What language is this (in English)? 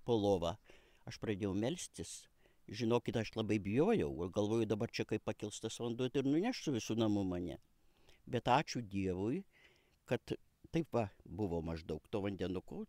Lithuanian